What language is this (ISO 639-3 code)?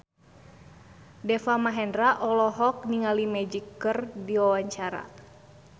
sun